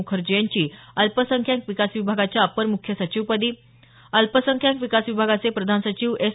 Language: Marathi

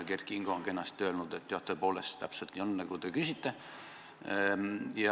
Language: Estonian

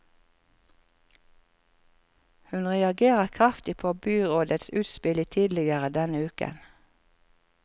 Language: Norwegian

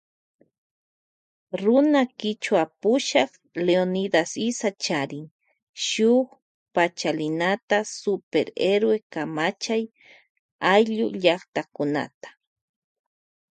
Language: Loja Highland Quichua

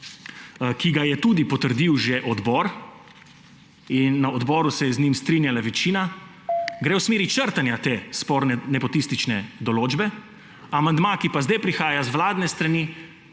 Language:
Slovenian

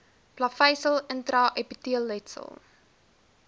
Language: Afrikaans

